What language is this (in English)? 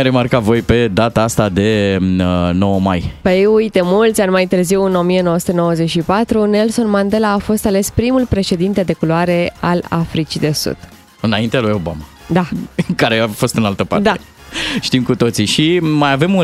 Romanian